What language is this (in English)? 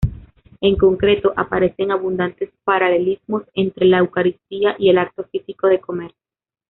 Spanish